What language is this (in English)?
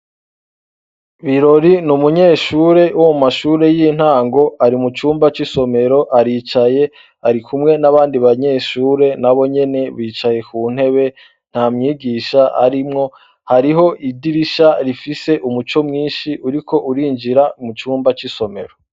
Rundi